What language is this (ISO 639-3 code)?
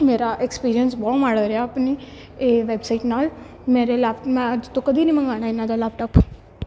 pan